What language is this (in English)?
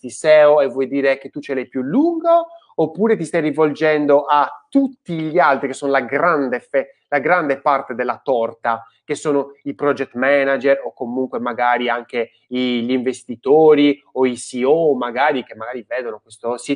Italian